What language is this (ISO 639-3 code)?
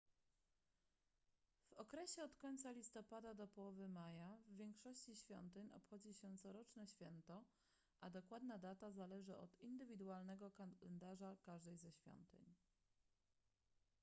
pol